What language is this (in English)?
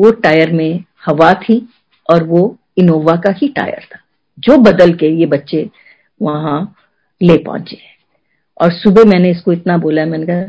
Hindi